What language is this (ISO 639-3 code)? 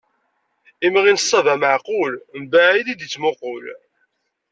kab